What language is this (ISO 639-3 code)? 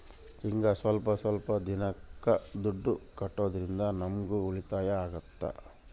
kan